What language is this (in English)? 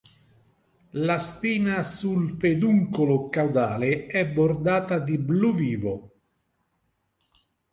Italian